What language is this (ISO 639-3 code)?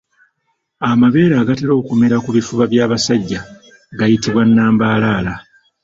lug